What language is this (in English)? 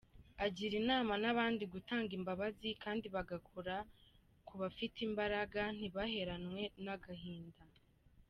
Kinyarwanda